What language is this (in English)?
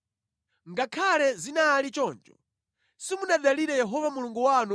Nyanja